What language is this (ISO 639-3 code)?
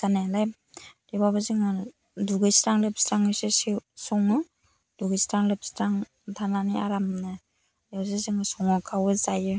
brx